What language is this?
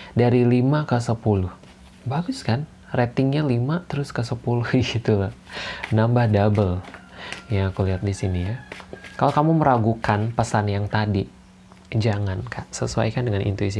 Indonesian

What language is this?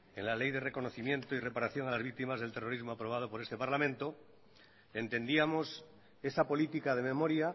Spanish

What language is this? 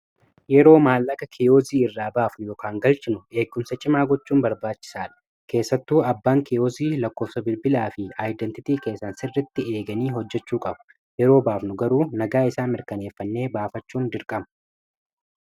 Oromo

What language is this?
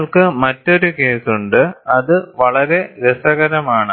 Malayalam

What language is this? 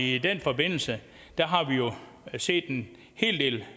Danish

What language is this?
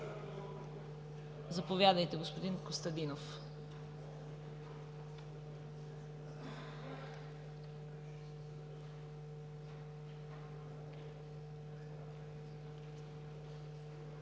Bulgarian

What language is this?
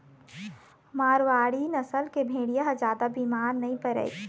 Chhattisgarhi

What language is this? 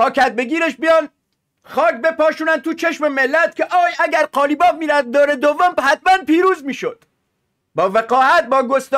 Persian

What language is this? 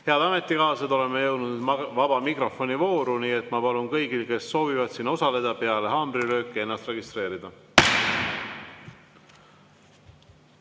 Estonian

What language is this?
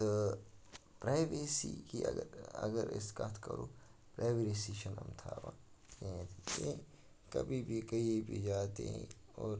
Kashmiri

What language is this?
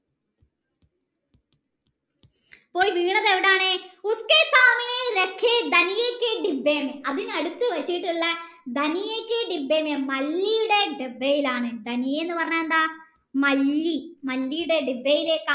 Malayalam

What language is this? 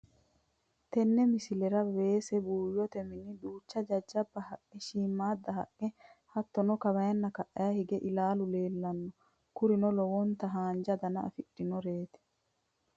Sidamo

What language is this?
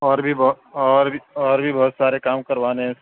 Urdu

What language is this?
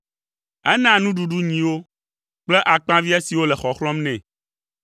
Ewe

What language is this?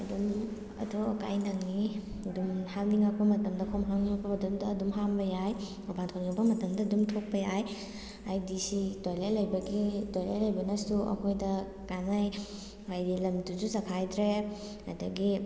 Manipuri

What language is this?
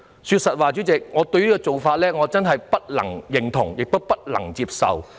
Cantonese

